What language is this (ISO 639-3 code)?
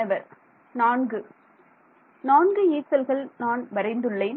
tam